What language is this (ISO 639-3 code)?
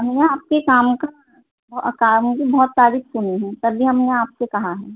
urd